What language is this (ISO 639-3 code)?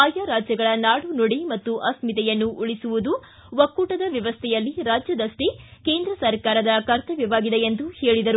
kan